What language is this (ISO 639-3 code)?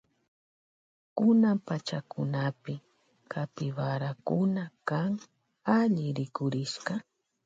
qvj